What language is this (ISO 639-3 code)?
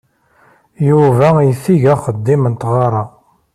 kab